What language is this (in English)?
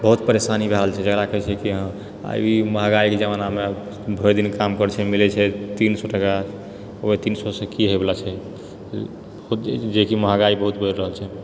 Maithili